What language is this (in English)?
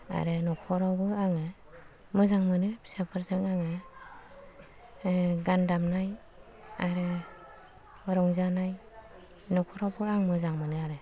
Bodo